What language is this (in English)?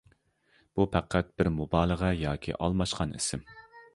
Uyghur